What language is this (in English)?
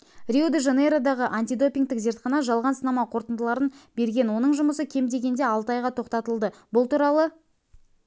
Kazakh